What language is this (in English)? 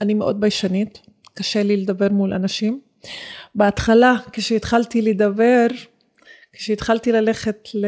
Hebrew